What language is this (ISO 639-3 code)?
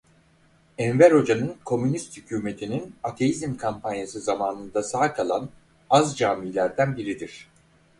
tur